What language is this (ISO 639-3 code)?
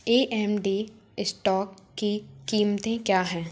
hin